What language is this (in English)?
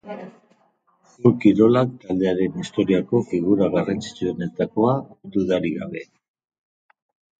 Basque